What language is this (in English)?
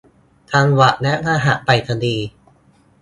Thai